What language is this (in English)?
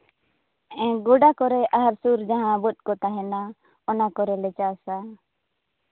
Santali